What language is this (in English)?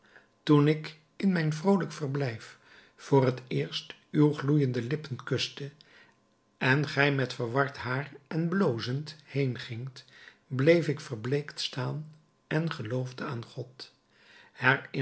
Dutch